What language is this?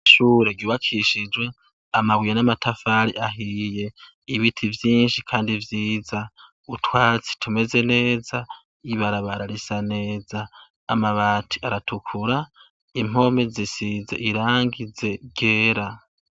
Rundi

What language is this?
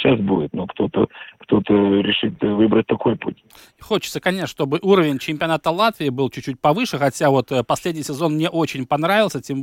Russian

